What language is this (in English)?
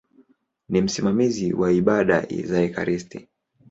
Swahili